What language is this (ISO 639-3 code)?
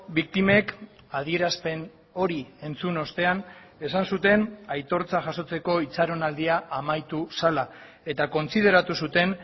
eus